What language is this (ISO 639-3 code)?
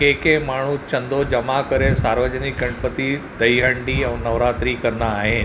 snd